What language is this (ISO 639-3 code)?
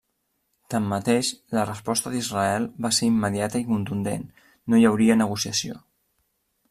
cat